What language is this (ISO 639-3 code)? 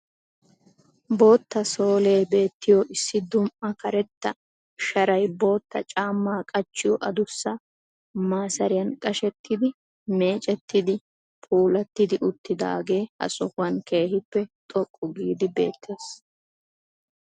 wal